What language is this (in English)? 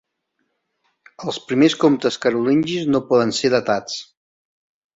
Catalan